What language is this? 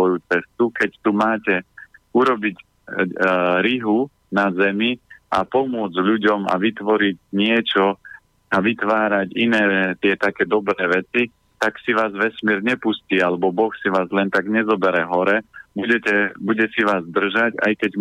Slovak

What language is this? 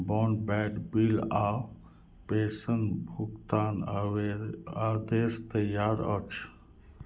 Maithili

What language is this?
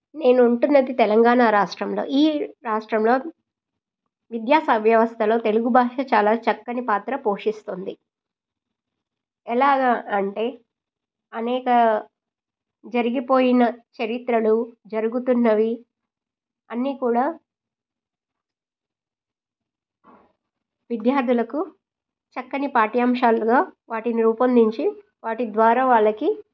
Telugu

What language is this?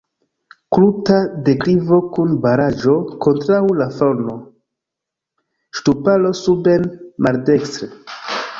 Esperanto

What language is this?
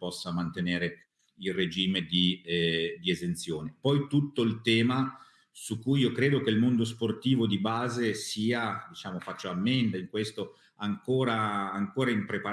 Italian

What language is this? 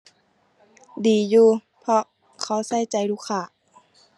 Thai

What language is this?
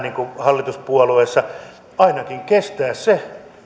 Finnish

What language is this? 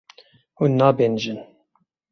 Kurdish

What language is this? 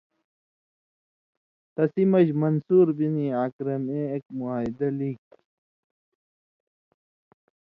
Indus Kohistani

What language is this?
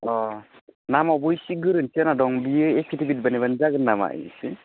Bodo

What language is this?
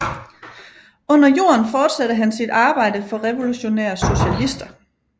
Danish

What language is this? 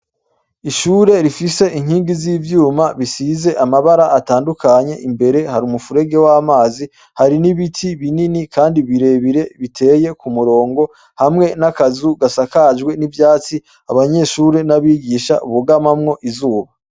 Rundi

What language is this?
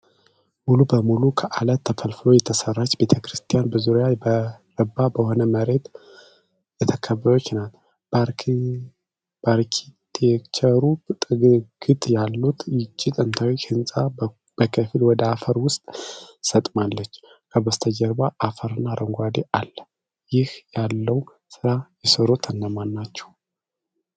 Amharic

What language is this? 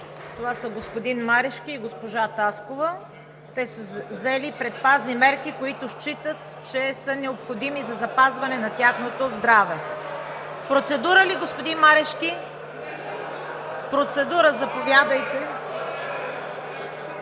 Bulgarian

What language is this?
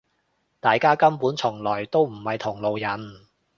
Cantonese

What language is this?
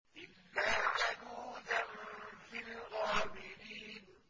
Arabic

